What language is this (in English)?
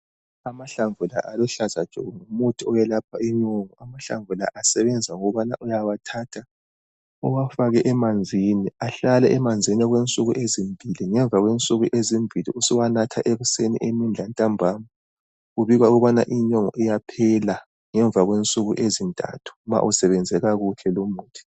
North Ndebele